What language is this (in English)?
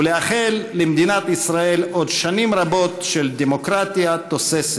Hebrew